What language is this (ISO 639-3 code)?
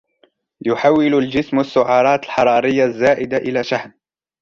ara